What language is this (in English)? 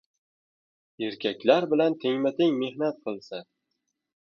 Uzbek